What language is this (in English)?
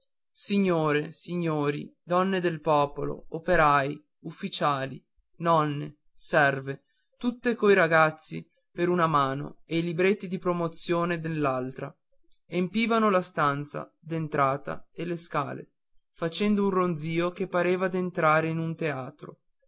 Italian